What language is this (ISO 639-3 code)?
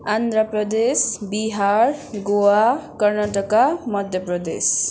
nep